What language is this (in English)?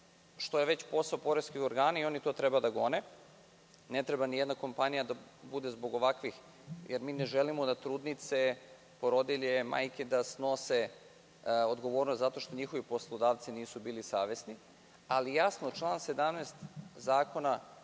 Serbian